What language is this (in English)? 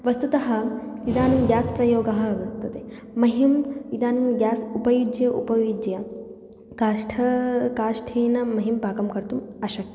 Sanskrit